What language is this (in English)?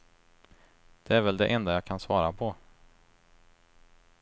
Swedish